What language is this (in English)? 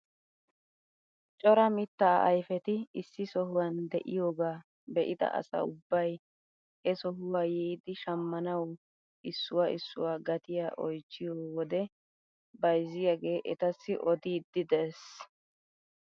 Wolaytta